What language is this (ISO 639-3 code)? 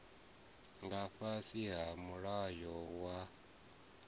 ven